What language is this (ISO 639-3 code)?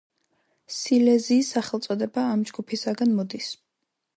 kat